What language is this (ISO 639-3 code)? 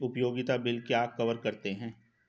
hin